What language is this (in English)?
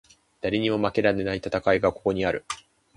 Japanese